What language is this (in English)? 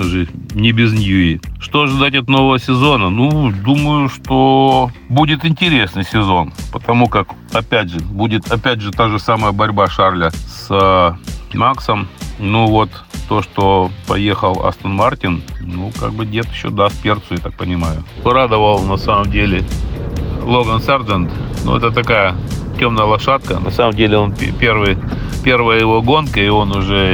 Russian